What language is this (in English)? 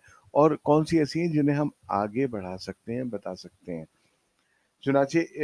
Urdu